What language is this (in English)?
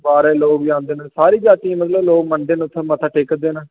Dogri